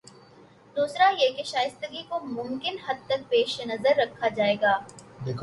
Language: Urdu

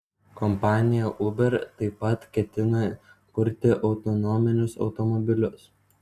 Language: Lithuanian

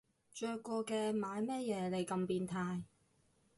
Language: Cantonese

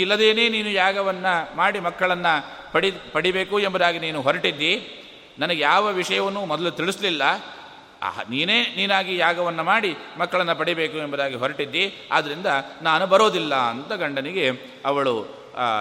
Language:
Kannada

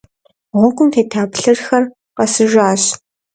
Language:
Kabardian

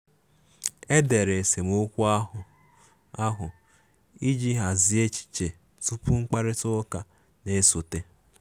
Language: Igbo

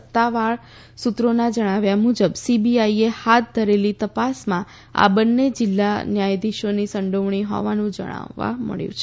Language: Gujarati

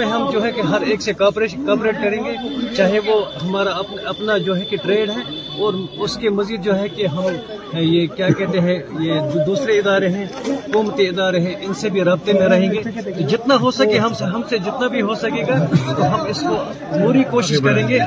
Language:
Urdu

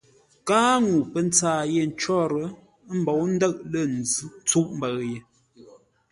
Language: Ngombale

